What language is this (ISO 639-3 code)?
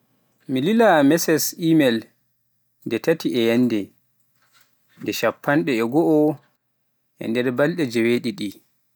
fuf